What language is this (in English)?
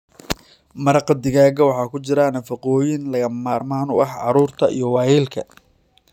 Somali